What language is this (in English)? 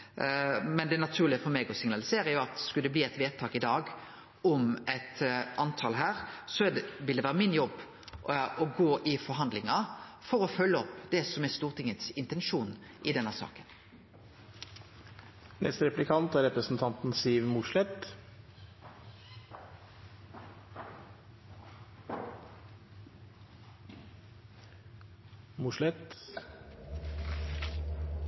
Norwegian